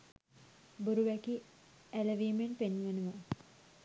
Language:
Sinhala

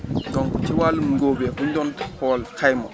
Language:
Wolof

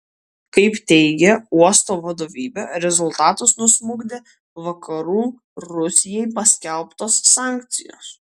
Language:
Lithuanian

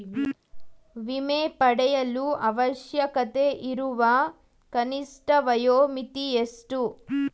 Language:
Kannada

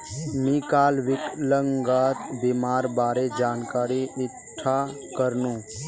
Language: Magahi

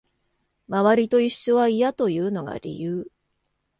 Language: Japanese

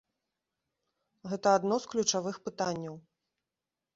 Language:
Belarusian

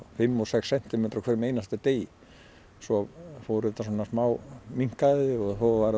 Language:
Icelandic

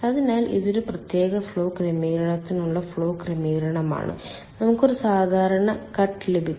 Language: Malayalam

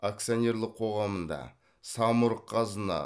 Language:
Kazakh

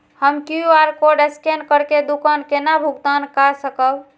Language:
Maithili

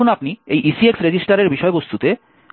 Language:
Bangla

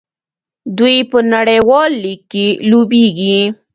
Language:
Pashto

